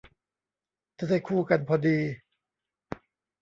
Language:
Thai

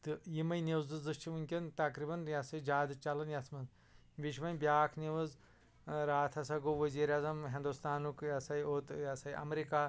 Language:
Kashmiri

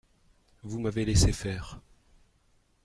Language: French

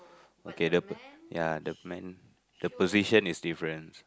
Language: English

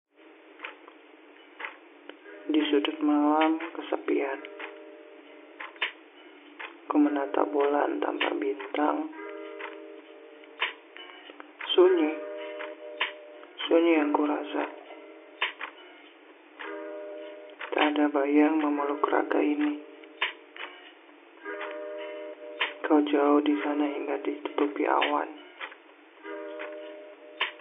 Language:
Indonesian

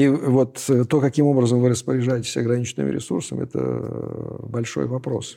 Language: Russian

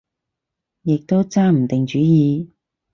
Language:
Cantonese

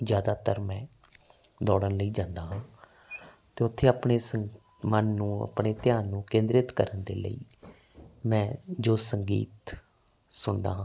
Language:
Punjabi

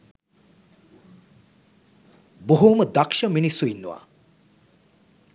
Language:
Sinhala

